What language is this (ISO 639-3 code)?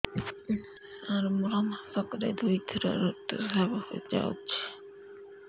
ori